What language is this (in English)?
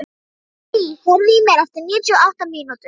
Icelandic